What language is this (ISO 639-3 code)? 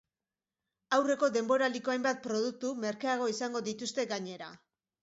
eus